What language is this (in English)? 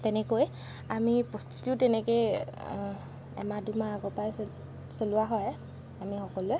Assamese